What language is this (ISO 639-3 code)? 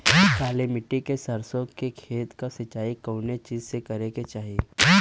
bho